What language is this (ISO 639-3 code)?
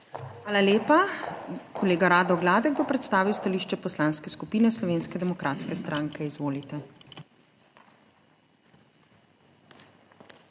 slv